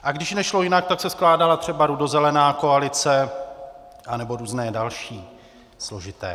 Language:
Czech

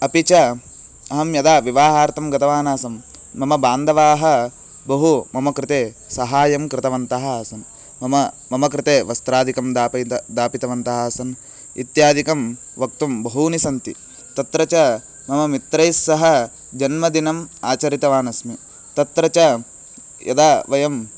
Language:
Sanskrit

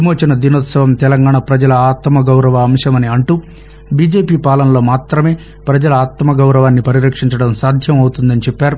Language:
Telugu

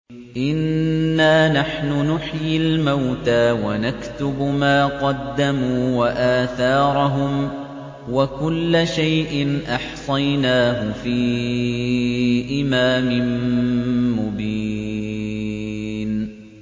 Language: Arabic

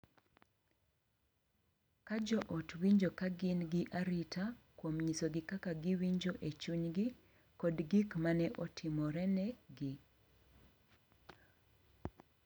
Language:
Luo (Kenya and Tanzania)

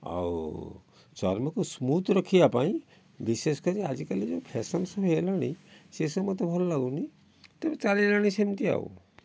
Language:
Odia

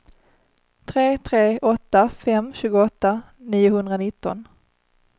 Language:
Swedish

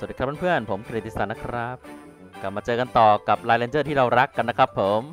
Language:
Thai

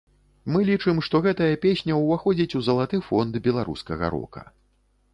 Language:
Belarusian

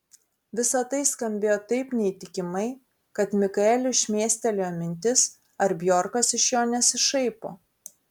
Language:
Lithuanian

